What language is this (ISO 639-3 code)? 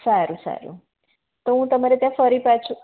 guj